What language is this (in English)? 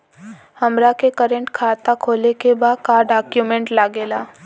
Bhojpuri